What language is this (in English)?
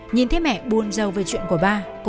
Vietnamese